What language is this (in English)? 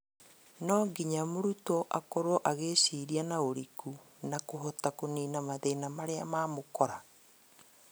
Kikuyu